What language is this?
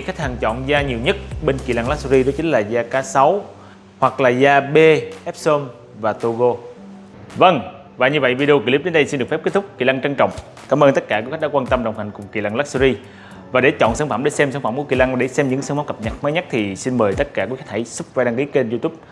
Vietnamese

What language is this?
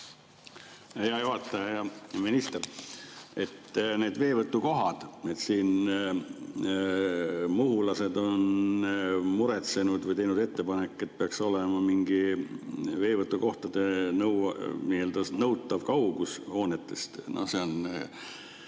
Estonian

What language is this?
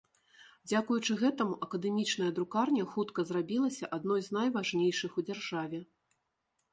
Belarusian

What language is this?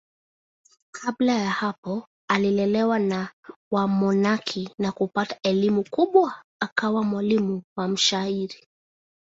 Swahili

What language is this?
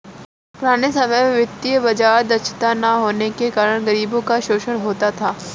Hindi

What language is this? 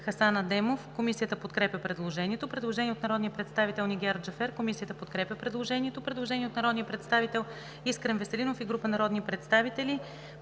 Bulgarian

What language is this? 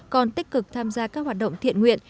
Vietnamese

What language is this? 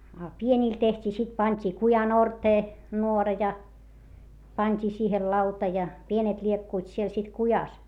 Finnish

